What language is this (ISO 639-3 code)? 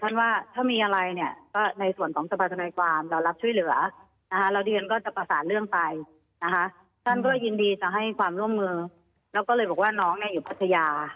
tha